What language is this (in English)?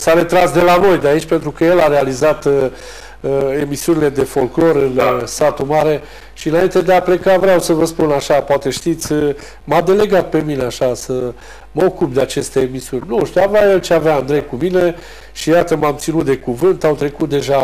Romanian